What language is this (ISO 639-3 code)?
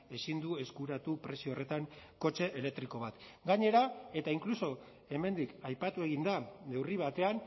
eus